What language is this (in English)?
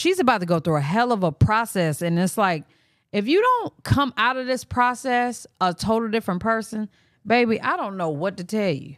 English